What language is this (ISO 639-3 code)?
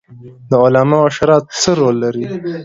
pus